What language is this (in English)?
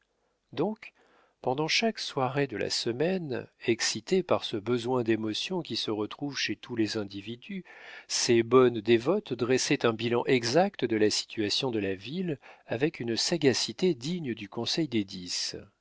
French